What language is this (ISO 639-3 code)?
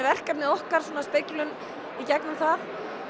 isl